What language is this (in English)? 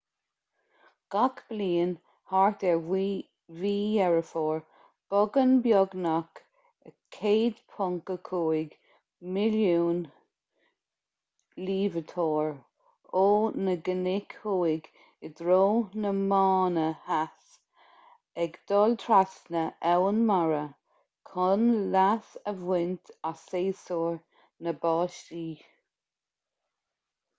Irish